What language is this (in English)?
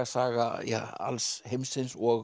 Icelandic